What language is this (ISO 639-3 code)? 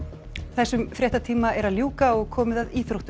isl